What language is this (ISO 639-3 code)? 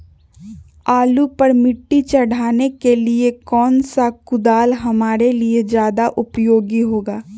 mag